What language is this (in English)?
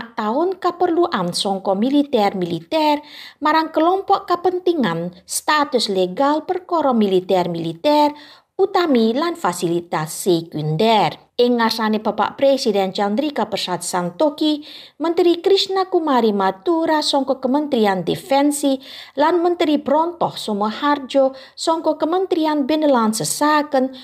Indonesian